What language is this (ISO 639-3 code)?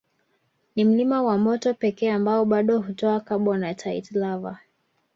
swa